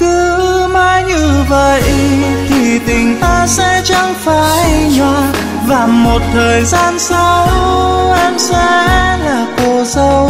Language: Vietnamese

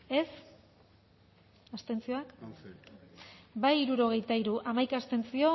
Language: Basque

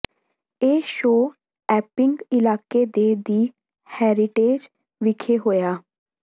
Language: Punjabi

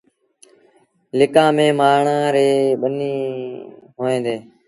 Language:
Sindhi Bhil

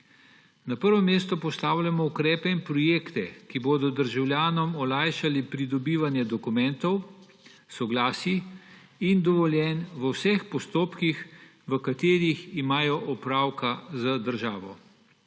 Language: Slovenian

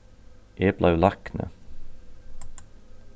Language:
Faroese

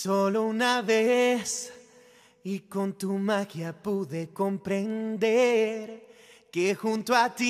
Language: Spanish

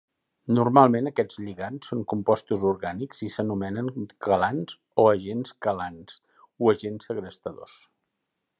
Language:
Catalan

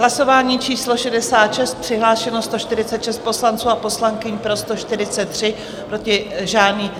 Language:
Czech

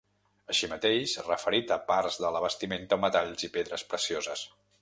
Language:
Catalan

